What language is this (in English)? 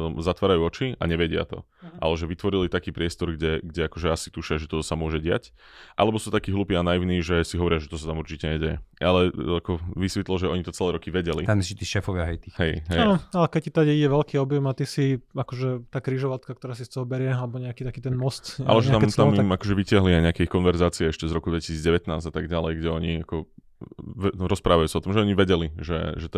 Slovak